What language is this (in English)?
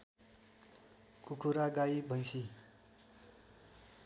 Nepali